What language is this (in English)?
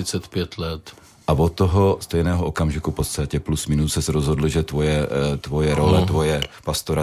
Czech